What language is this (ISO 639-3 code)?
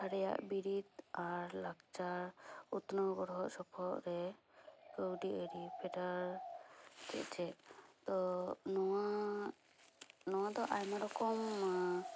sat